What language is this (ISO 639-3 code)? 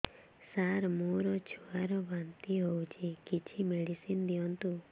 ori